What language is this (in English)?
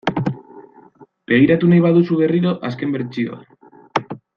Basque